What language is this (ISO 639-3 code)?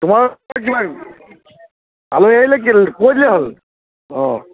asm